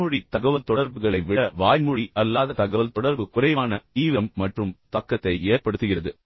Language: Tamil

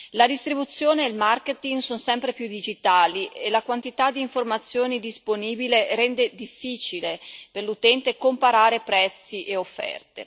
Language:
Italian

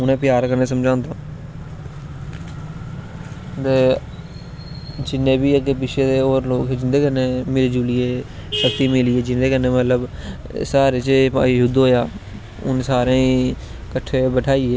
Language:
Dogri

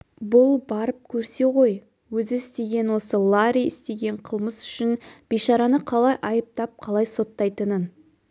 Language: Kazakh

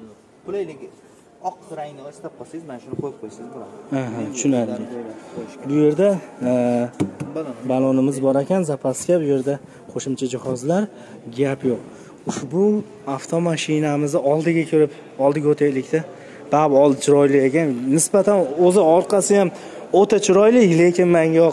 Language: Turkish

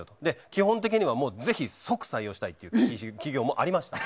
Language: Japanese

